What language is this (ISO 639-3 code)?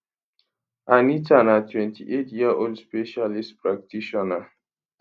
pcm